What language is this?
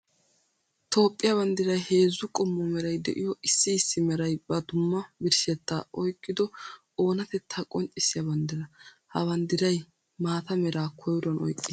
Wolaytta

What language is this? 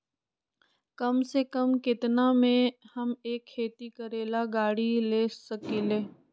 Magahi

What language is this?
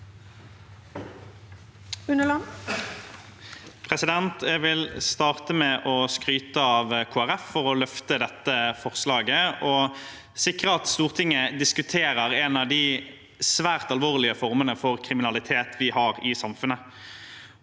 Norwegian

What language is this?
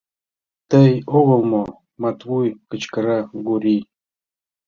Mari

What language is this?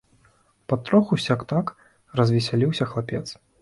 Belarusian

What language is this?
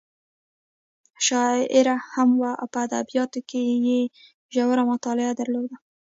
Pashto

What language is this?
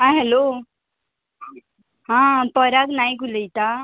Konkani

